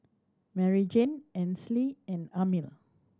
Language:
English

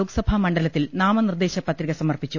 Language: Malayalam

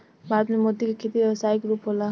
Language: Bhojpuri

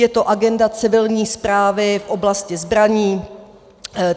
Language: Czech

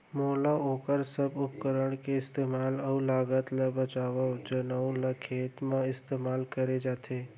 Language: Chhattisgarhi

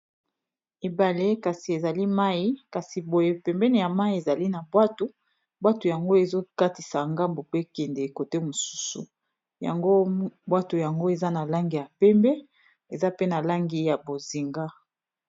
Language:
Lingala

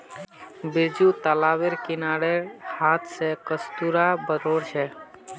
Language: Magahi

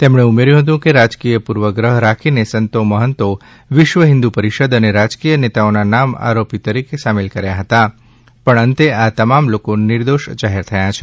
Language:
Gujarati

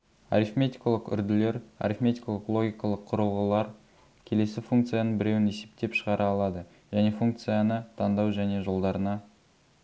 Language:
Kazakh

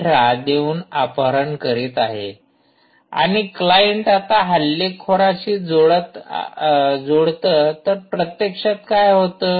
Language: Marathi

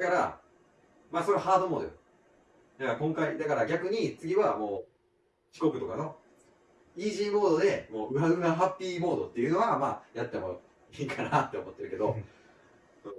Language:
Japanese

